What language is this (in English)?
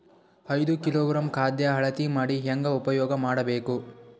Kannada